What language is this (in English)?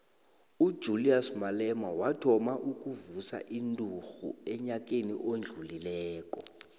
South Ndebele